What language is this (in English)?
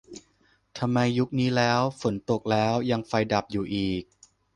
Thai